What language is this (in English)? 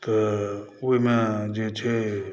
Maithili